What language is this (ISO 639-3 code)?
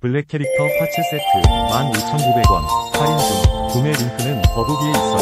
kor